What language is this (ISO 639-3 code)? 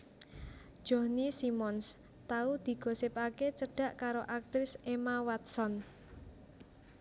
jav